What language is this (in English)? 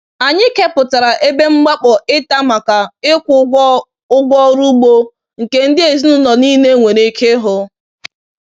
Igbo